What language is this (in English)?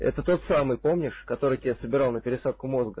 Russian